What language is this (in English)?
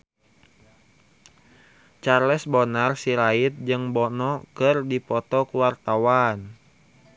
Sundanese